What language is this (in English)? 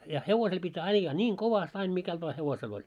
Finnish